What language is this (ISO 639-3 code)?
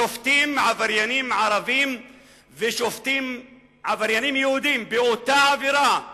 heb